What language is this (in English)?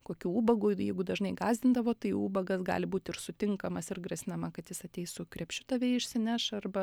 Lithuanian